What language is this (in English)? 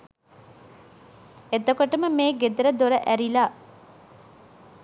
Sinhala